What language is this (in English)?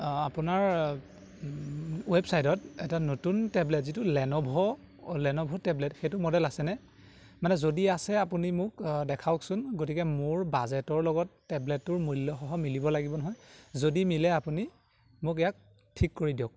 Assamese